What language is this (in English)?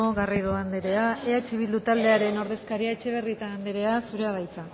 Basque